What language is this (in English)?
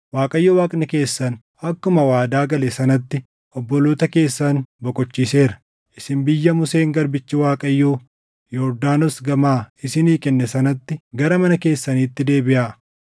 Oromo